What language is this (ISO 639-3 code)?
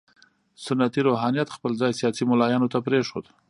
pus